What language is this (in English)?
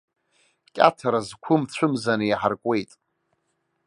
Abkhazian